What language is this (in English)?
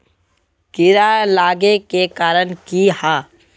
Magahi